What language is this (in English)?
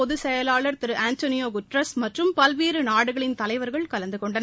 Tamil